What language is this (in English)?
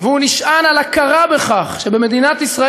Hebrew